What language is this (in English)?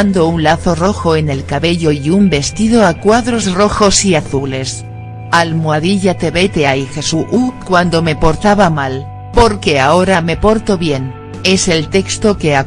Spanish